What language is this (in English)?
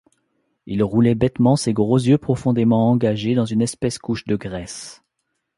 French